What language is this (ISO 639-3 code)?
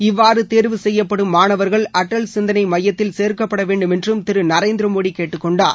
tam